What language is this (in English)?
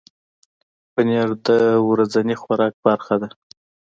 Pashto